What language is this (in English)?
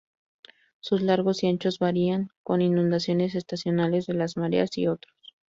Spanish